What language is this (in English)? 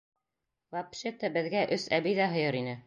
Bashkir